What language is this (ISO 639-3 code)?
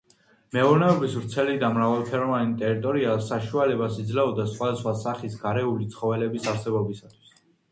kat